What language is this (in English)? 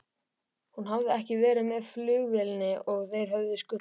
Icelandic